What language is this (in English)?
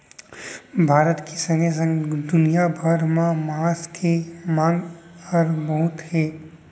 Chhattisgarhi